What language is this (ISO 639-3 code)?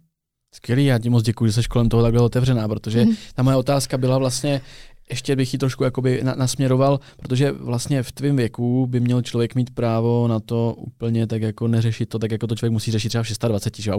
ces